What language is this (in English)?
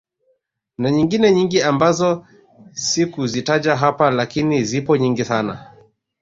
Swahili